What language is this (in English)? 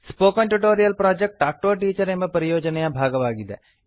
Kannada